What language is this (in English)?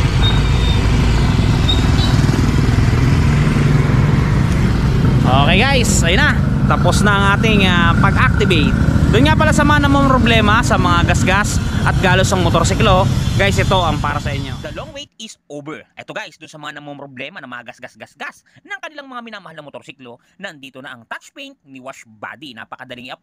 Filipino